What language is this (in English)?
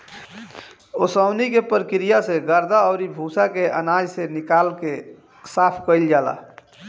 Bhojpuri